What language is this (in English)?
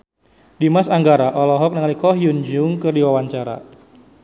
Sundanese